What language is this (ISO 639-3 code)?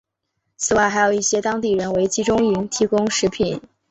zho